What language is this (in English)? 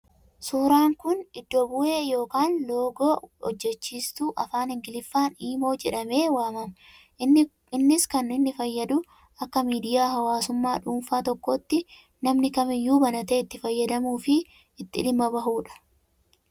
Oromo